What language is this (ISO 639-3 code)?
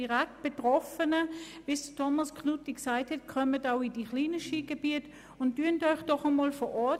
gsw